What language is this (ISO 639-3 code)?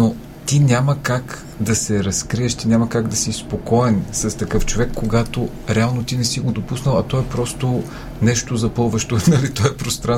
bul